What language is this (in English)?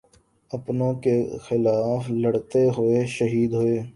Urdu